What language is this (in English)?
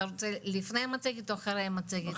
Hebrew